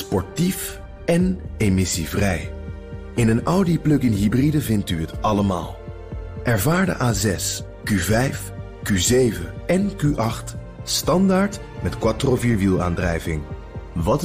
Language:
Dutch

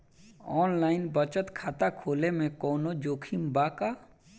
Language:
Bhojpuri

